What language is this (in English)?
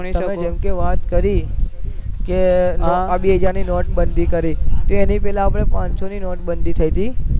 Gujarati